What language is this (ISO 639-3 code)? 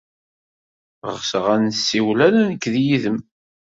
kab